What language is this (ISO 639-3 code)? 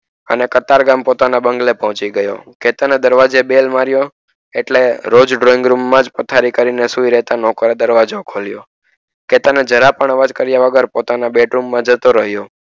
guj